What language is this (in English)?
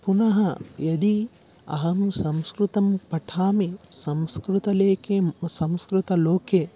Sanskrit